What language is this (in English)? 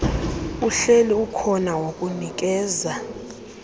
Xhosa